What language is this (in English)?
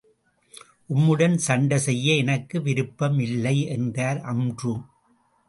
Tamil